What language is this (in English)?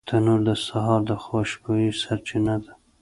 Pashto